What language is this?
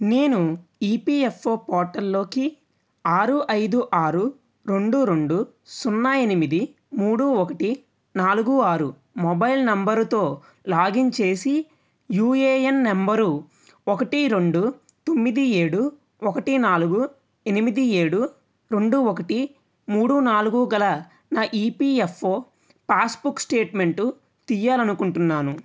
Telugu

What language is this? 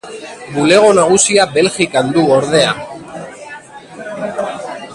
Basque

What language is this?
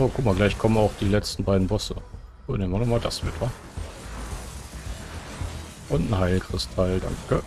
German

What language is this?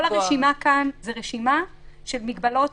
Hebrew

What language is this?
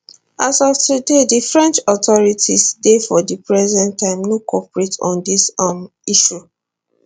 Nigerian Pidgin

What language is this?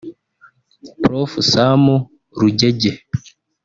Kinyarwanda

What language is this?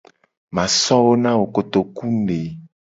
Gen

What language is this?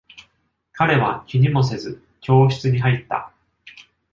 Japanese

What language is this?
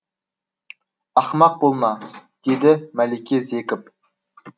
Kazakh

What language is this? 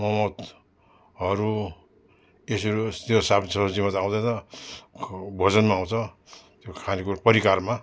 Nepali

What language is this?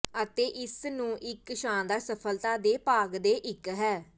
Punjabi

